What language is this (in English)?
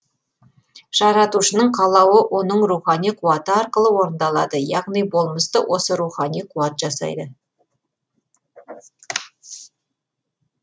Kazakh